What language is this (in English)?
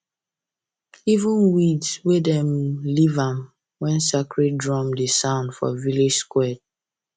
Nigerian Pidgin